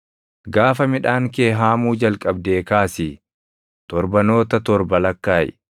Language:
Oromo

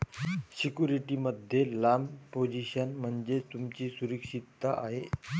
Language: Marathi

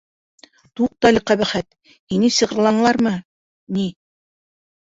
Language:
Bashkir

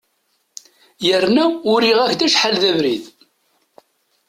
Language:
Kabyle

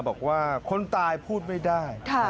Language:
Thai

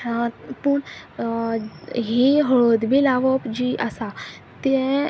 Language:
Konkani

